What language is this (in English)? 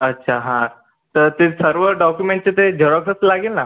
Marathi